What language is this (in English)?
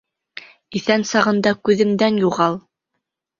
Bashkir